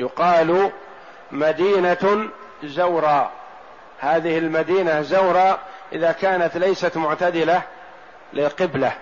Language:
Arabic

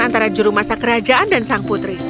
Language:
Indonesian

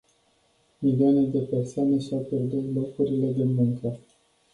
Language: Romanian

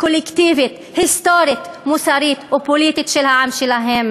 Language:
Hebrew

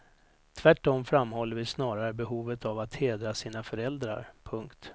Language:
Swedish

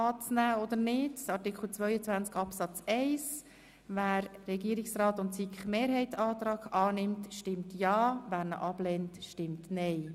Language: Swiss German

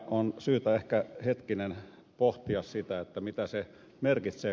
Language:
Finnish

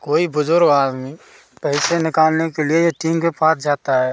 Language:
Hindi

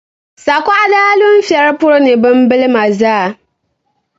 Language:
Dagbani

